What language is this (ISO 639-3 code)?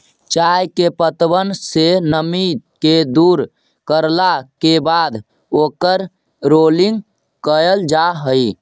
mag